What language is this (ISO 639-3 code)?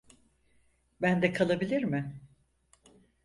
tur